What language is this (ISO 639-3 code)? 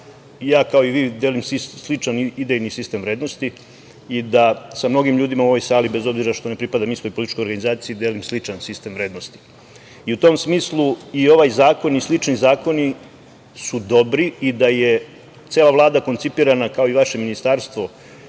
srp